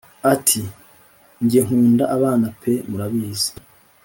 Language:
Kinyarwanda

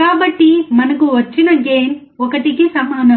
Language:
Telugu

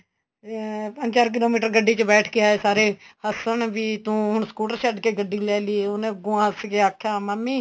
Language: Punjabi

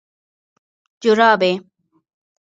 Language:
Pashto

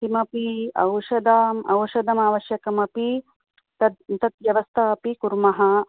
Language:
Sanskrit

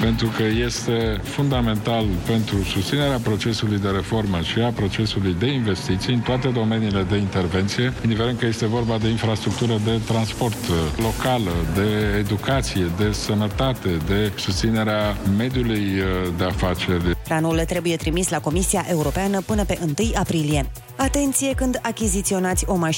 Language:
Romanian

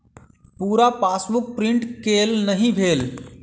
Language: Maithili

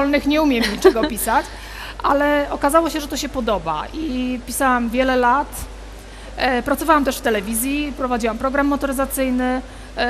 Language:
Polish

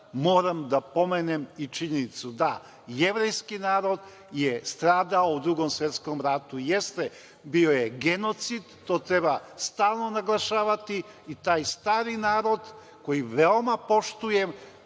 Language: Serbian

